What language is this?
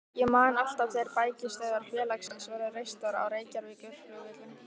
Icelandic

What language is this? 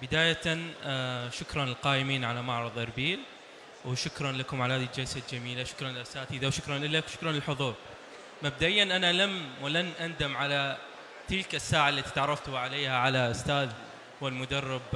Arabic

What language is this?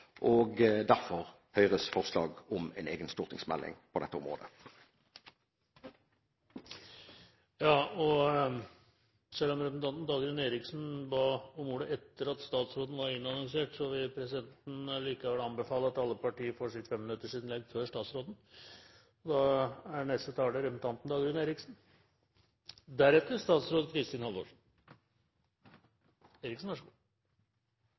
Norwegian Bokmål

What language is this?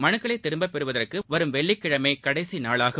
Tamil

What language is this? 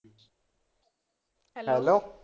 Punjabi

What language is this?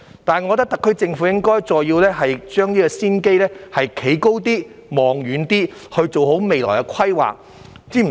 Cantonese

